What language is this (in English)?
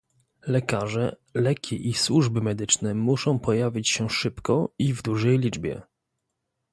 Polish